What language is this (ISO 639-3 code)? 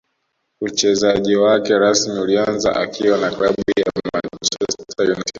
swa